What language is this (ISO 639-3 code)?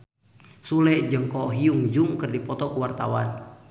sun